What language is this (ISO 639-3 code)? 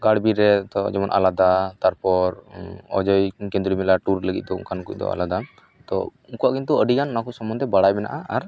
sat